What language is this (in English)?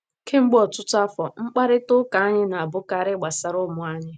Igbo